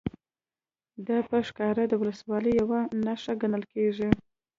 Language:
Pashto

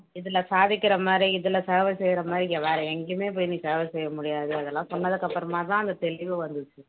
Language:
Tamil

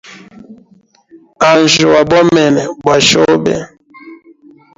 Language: Hemba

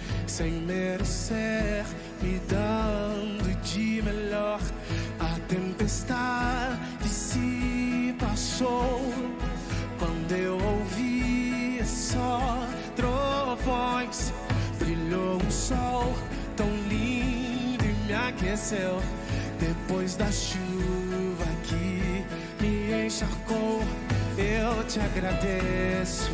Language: Portuguese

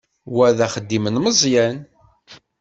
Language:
Kabyle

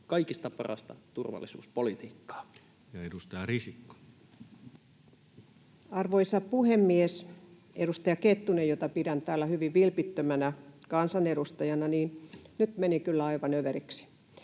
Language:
Finnish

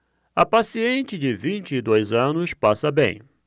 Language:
Portuguese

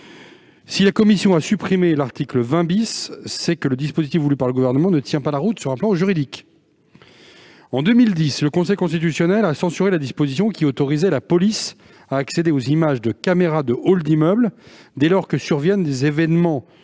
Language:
French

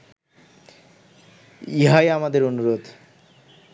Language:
Bangla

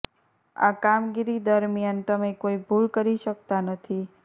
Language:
Gujarati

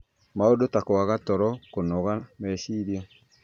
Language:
Kikuyu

